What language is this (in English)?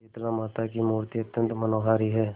Hindi